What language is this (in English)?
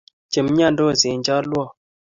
Kalenjin